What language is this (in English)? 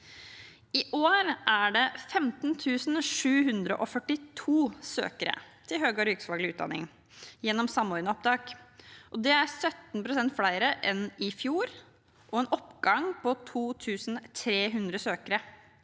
Norwegian